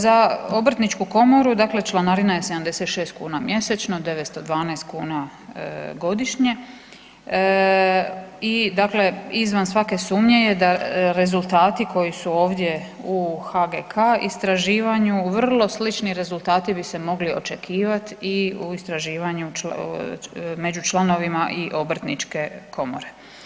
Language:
Croatian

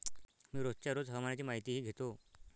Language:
Marathi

